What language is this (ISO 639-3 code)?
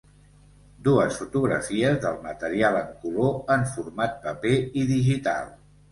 cat